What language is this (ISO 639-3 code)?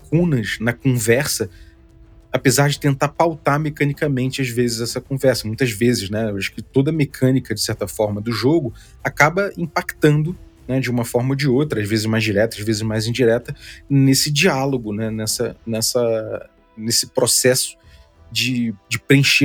por